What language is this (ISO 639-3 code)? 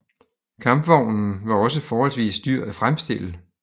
dan